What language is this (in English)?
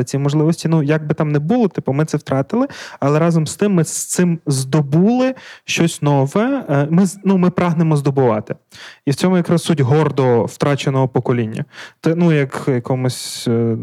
Ukrainian